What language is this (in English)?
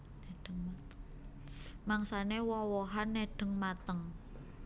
Javanese